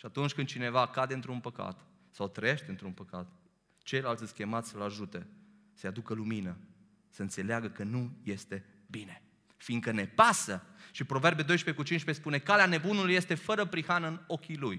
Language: Romanian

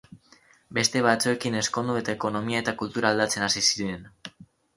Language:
Basque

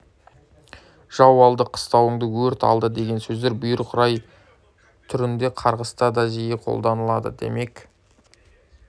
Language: Kazakh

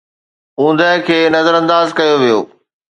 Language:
Sindhi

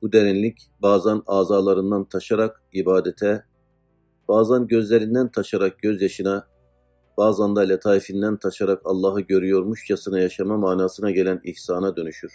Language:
Turkish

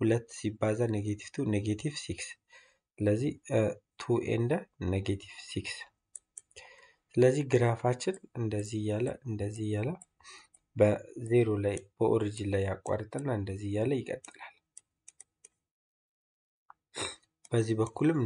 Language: Arabic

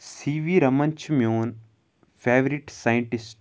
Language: Kashmiri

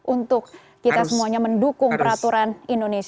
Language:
Indonesian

